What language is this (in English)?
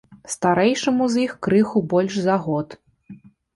Belarusian